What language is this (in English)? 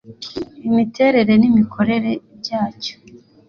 Kinyarwanda